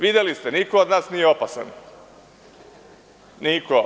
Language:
Serbian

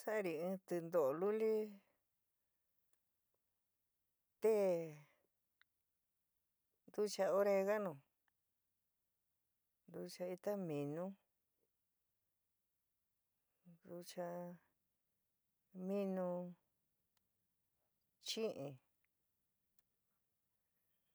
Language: San Miguel El Grande Mixtec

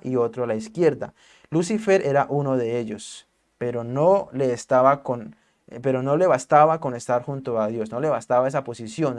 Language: Spanish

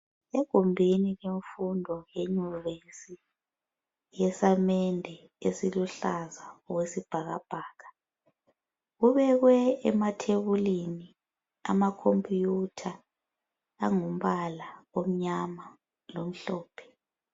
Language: North Ndebele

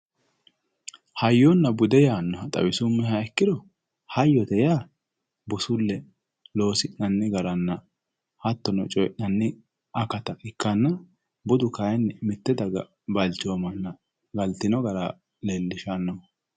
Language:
Sidamo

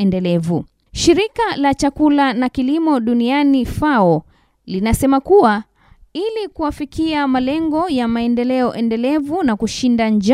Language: Swahili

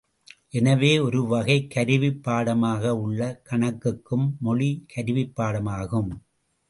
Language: Tamil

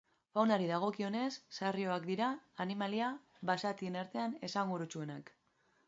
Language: Basque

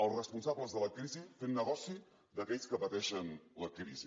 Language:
Catalan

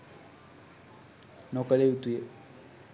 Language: Sinhala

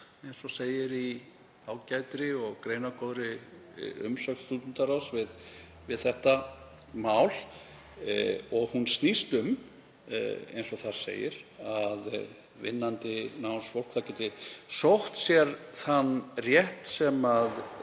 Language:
Icelandic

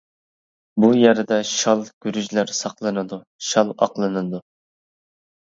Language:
Uyghur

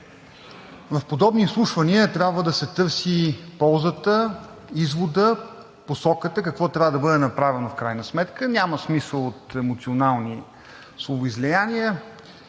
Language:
Bulgarian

